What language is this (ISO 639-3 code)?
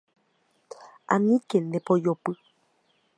grn